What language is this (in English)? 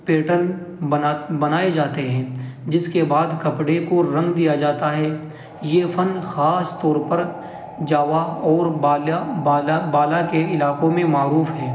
Urdu